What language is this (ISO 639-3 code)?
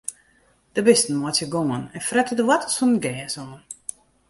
fry